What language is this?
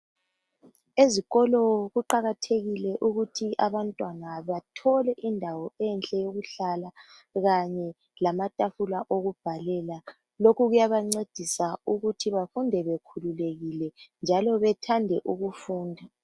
North Ndebele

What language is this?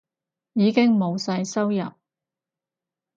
Cantonese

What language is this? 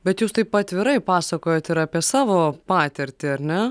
Lithuanian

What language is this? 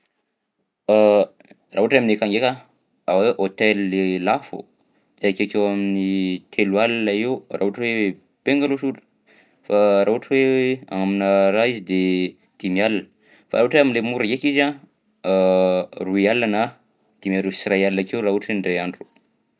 Southern Betsimisaraka Malagasy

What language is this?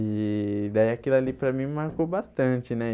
Portuguese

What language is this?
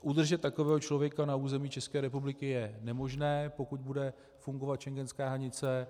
Czech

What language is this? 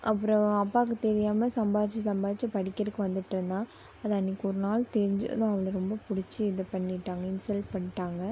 Tamil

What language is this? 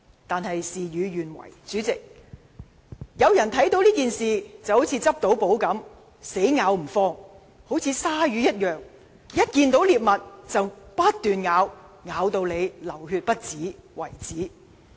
Cantonese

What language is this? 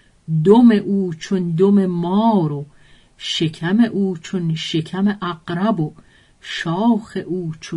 Persian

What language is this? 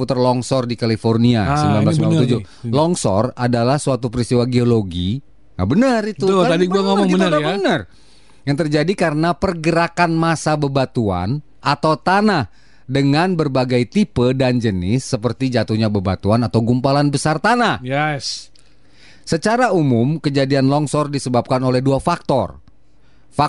Indonesian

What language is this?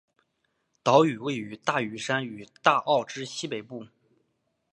Chinese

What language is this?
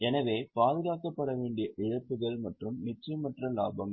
Tamil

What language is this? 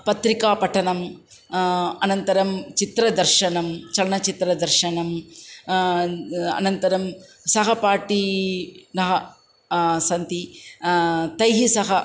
Sanskrit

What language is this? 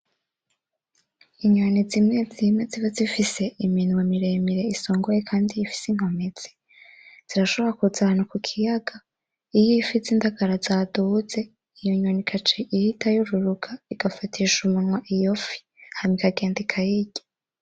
Rundi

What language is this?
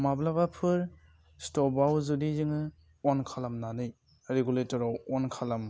Bodo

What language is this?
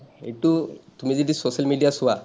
Assamese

